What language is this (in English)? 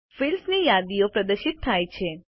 Gujarati